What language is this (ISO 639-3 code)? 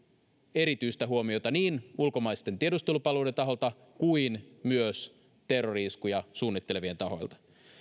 fin